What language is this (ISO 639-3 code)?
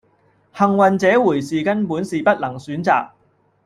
yue